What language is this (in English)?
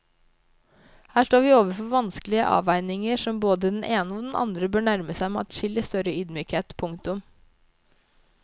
Norwegian